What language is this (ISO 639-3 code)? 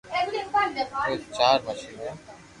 lrk